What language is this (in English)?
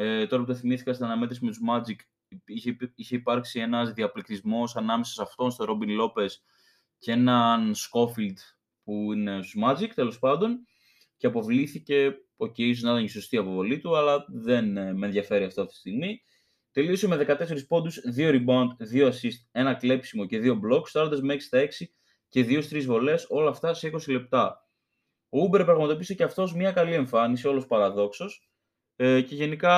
Greek